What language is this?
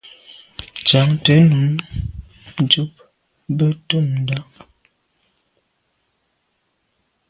Medumba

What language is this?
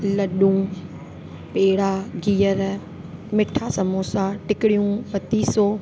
Sindhi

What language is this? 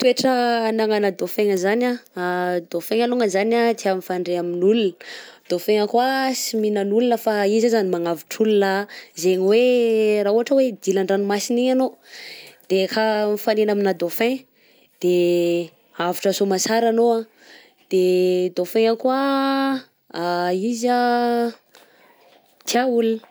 Southern Betsimisaraka Malagasy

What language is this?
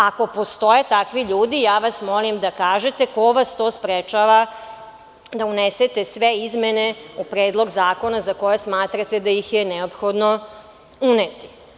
Serbian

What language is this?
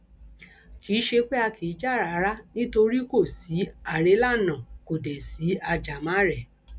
Yoruba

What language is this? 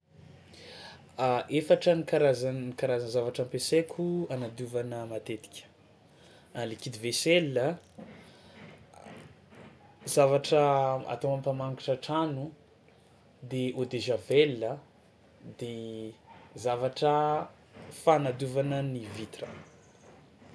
Tsimihety Malagasy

